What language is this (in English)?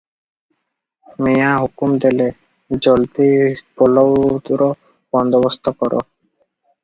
Odia